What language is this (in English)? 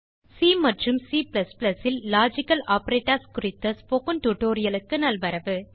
Tamil